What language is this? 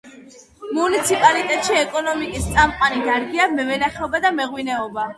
Georgian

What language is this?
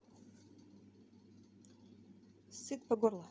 Russian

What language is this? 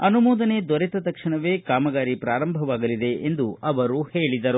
Kannada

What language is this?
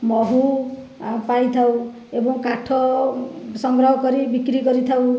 Odia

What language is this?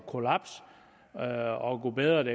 Danish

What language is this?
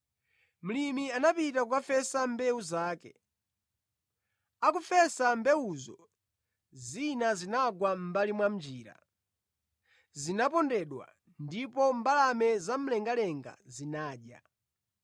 Nyanja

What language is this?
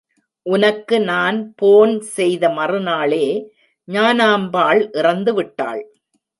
Tamil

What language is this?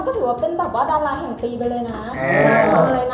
Thai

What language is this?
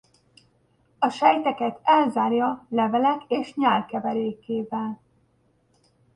Hungarian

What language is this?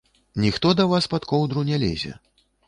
Belarusian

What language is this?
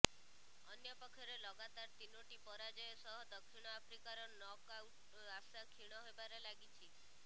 Odia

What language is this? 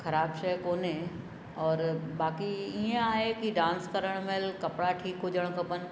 Sindhi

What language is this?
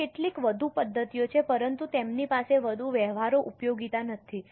Gujarati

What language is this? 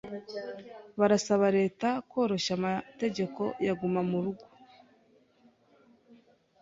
Kinyarwanda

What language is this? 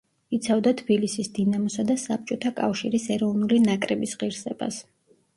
Georgian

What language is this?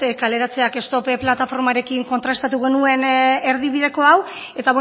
Basque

